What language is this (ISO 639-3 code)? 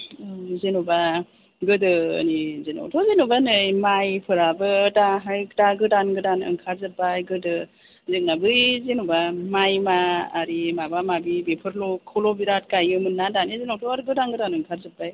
brx